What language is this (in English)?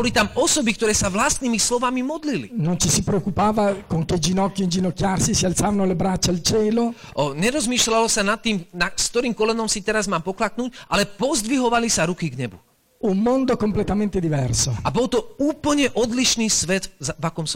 Slovak